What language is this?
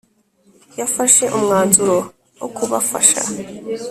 Kinyarwanda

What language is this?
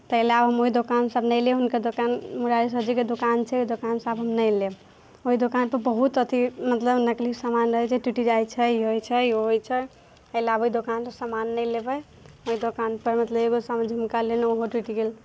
Maithili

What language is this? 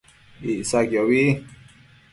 Matsés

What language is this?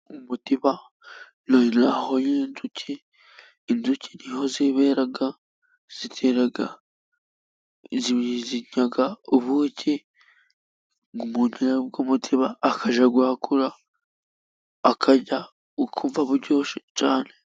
Kinyarwanda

